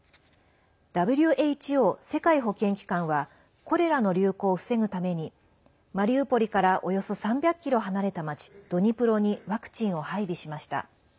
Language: Japanese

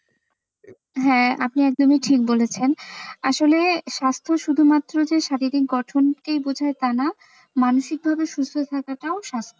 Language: Bangla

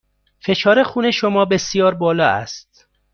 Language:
Persian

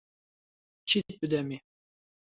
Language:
Central Kurdish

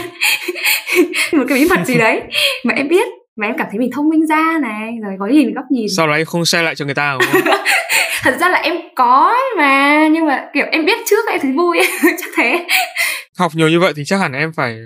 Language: Vietnamese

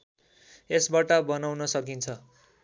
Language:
Nepali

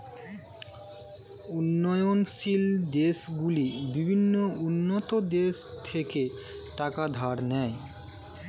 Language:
Bangla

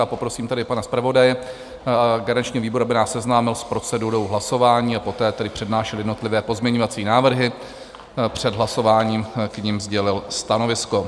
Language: Czech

